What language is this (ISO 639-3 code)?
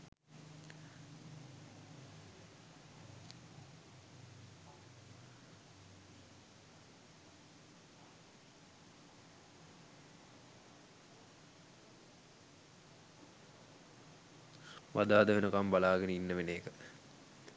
sin